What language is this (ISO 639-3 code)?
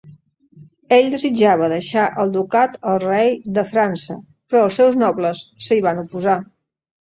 cat